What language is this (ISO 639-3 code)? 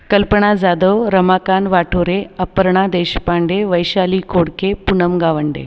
mar